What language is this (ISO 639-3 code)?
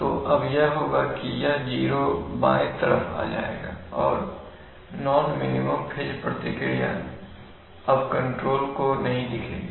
hin